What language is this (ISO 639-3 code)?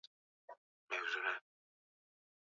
swa